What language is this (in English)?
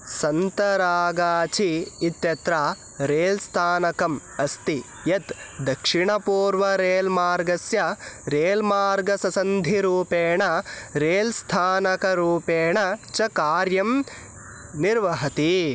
Sanskrit